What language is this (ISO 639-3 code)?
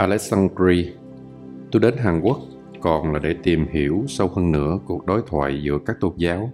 vie